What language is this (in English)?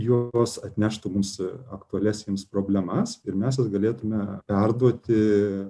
Lithuanian